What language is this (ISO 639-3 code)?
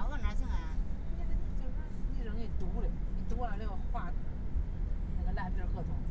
zho